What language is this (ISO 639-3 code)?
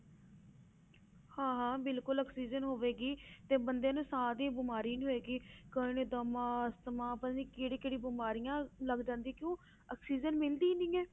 pan